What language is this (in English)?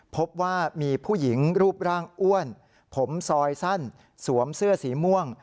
Thai